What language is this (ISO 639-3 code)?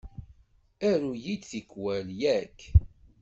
kab